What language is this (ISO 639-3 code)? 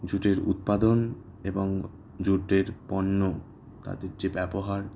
ben